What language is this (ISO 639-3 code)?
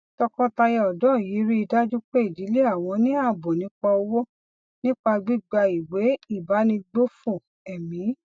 yor